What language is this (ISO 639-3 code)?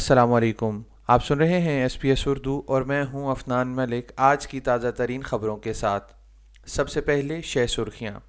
urd